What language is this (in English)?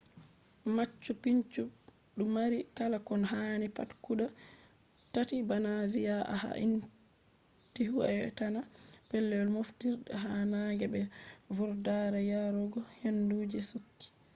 Fula